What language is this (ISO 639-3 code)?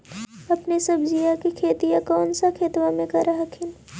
mag